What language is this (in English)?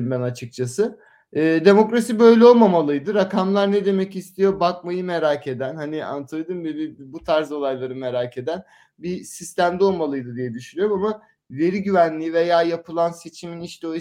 Turkish